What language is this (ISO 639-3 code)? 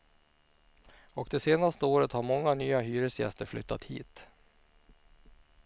swe